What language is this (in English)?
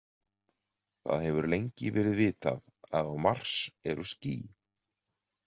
Icelandic